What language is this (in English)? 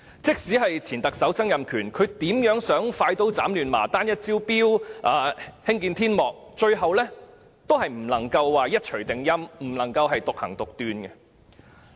Cantonese